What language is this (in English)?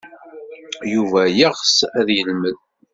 Kabyle